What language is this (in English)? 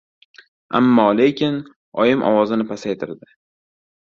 Uzbek